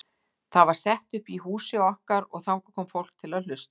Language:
Icelandic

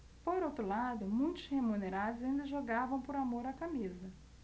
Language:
Portuguese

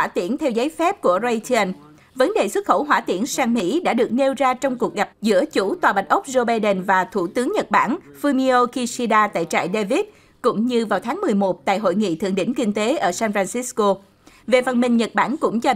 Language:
Vietnamese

